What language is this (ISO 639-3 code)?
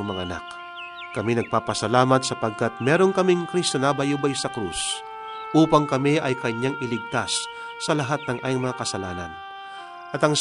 fil